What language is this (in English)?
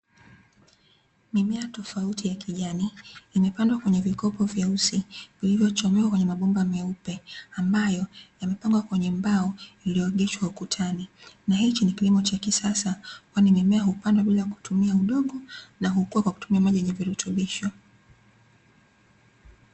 Swahili